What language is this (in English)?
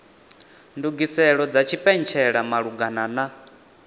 Venda